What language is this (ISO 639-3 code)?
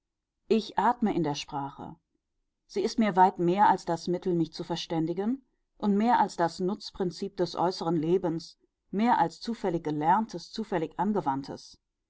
deu